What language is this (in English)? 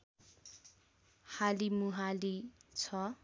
Nepali